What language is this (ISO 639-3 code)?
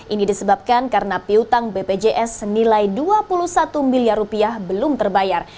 ind